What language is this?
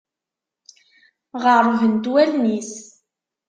Kabyle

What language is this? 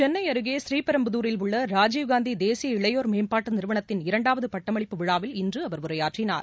Tamil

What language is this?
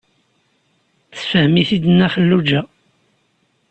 Kabyle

